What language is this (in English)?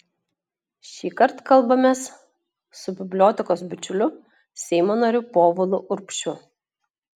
Lithuanian